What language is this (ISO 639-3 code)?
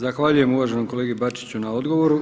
hrv